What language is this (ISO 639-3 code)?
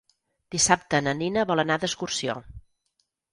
cat